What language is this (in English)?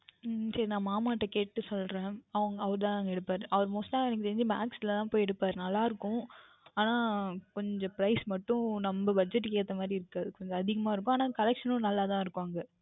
Tamil